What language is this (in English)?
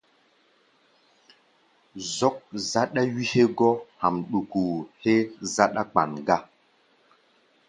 Gbaya